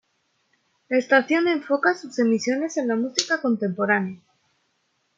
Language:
Spanish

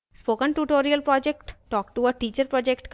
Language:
Hindi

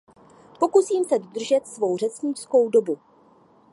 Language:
Czech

